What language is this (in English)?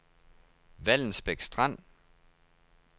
Danish